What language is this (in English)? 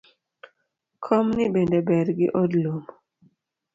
Luo (Kenya and Tanzania)